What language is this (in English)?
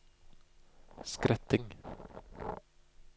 Norwegian